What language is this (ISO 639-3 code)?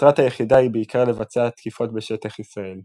heb